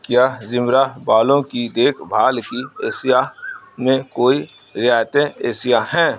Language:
Urdu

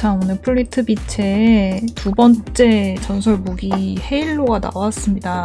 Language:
Korean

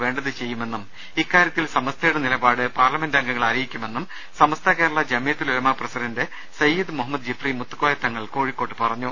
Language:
Malayalam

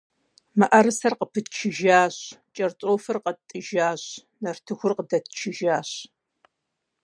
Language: Kabardian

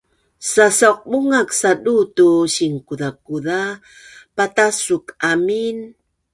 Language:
Bunun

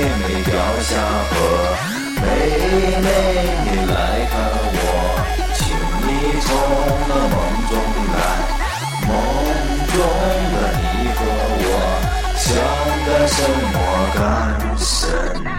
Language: Chinese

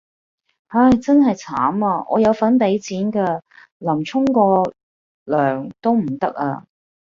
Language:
Cantonese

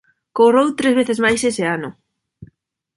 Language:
Galician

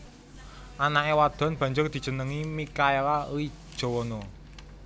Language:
Javanese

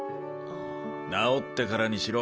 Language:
Japanese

